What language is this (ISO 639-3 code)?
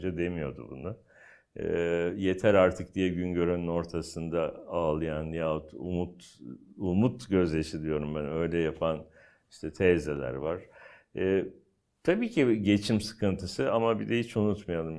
tur